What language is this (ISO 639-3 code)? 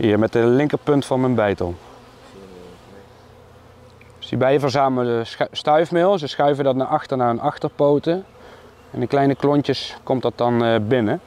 nld